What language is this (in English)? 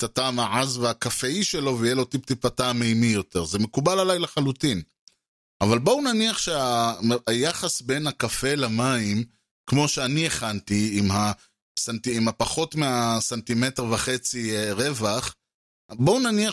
Hebrew